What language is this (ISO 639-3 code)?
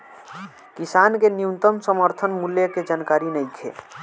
bho